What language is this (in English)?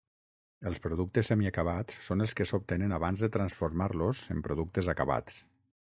Catalan